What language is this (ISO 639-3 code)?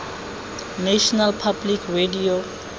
tsn